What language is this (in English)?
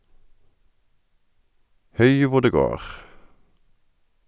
Norwegian